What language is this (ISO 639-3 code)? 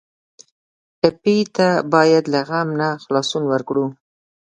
pus